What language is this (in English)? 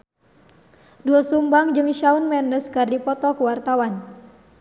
Sundanese